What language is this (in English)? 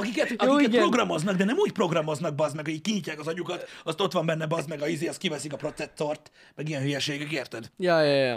Hungarian